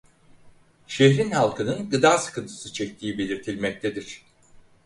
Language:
Turkish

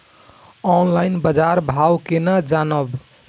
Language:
Maithili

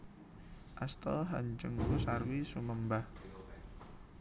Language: Javanese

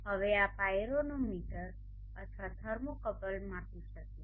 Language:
Gujarati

